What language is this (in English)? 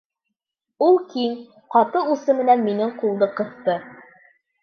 Bashkir